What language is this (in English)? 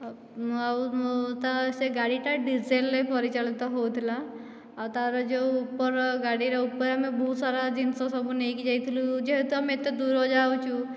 Odia